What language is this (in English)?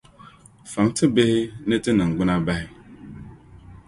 Dagbani